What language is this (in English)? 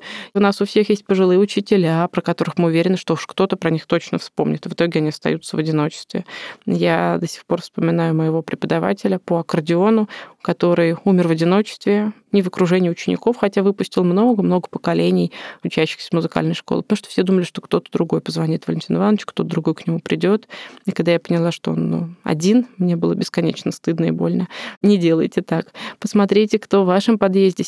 Russian